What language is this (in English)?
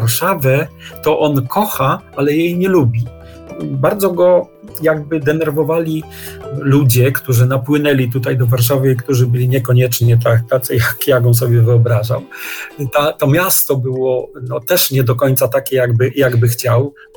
Polish